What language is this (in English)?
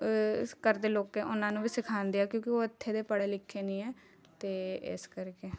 Punjabi